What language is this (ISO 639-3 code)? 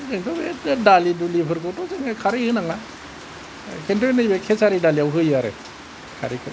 brx